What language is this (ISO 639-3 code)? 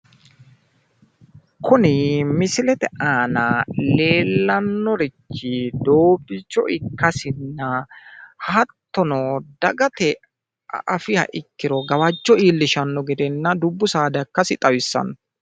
sid